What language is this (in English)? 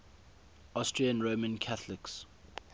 English